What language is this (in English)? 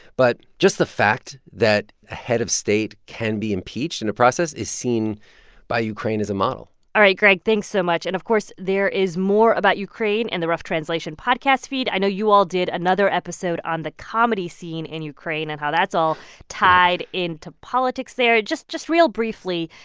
English